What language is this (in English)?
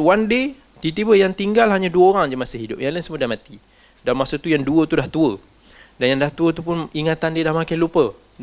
Malay